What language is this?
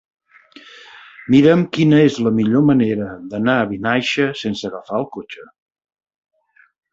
Catalan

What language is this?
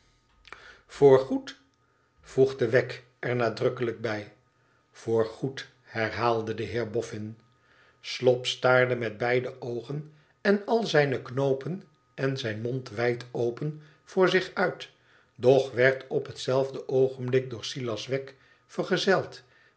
Dutch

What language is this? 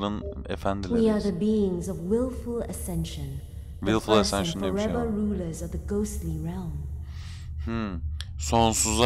Turkish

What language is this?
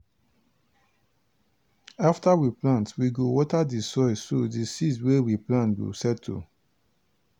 Nigerian Pidgin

